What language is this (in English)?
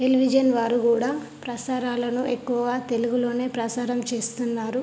Telugu